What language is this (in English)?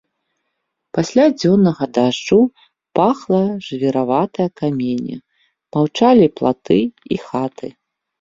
Belarusian